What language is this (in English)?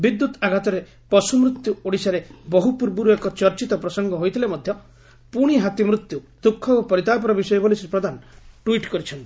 Odia